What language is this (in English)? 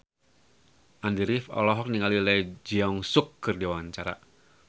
Sundanese